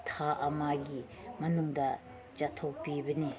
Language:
Manipuri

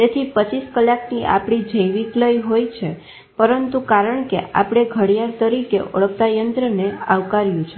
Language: Gujarati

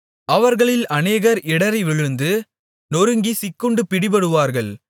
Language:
Tamil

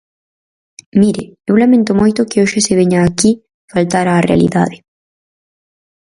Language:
Galician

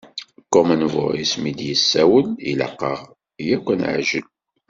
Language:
Kabyle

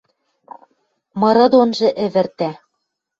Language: Western Mari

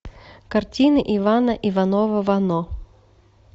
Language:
Russian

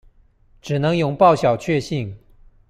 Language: Chinese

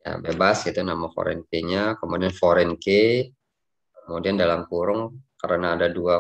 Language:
Indonesian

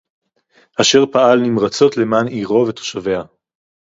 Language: Hebrew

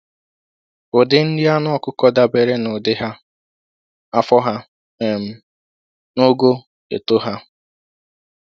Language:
Igbo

